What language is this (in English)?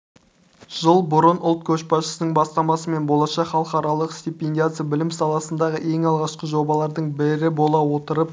Kazakh